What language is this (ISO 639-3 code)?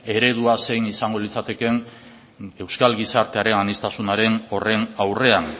eus